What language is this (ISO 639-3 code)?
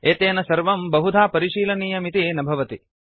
san